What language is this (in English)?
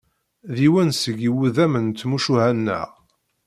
Kabyle